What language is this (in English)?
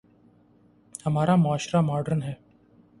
Urdu